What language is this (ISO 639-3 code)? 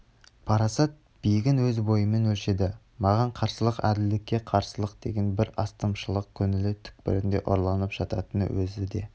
kaz